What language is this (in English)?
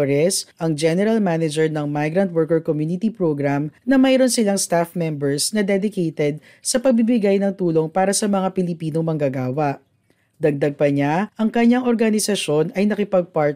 Filipino